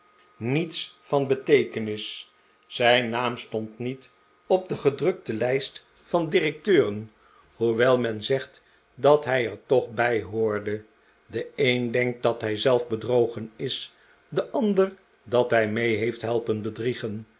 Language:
Dutch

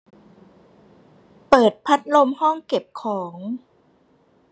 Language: Thai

